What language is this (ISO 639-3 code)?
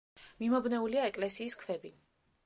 kat